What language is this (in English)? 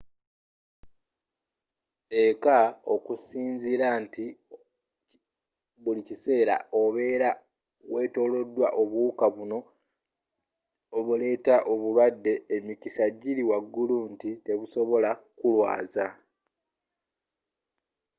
Ganda